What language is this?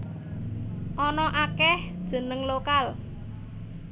Javanese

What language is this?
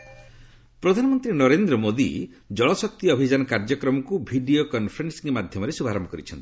Odia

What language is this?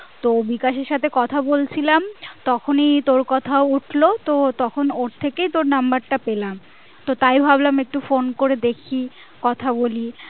Bangla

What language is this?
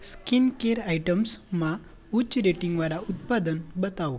Gujarati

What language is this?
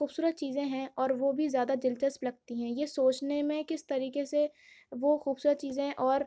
Urdu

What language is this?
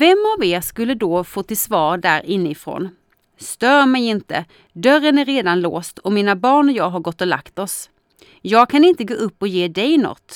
Swedish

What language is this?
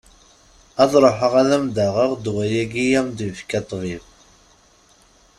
Kabyle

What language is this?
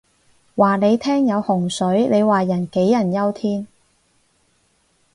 Cantonese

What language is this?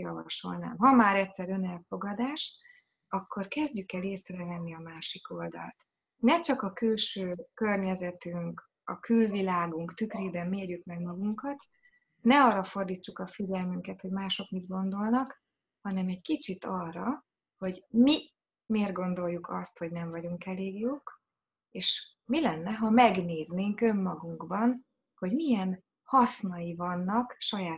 Hungarian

